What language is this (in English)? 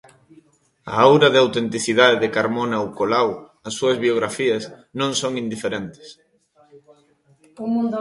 Galician